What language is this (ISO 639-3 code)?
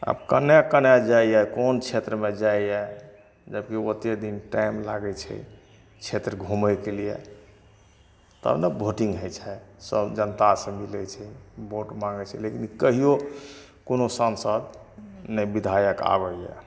mai